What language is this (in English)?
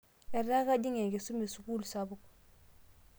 Masai